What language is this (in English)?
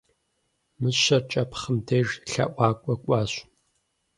Kabardian